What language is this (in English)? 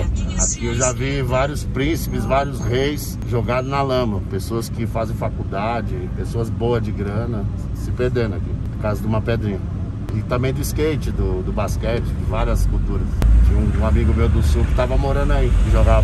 Portuguese